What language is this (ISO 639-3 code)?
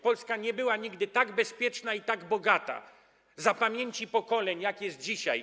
pol